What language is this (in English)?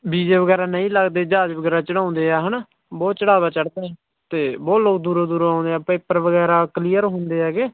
Punjabi